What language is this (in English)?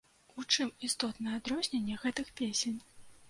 Belarusian